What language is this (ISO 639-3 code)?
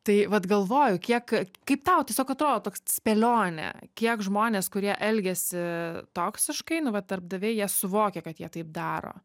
lit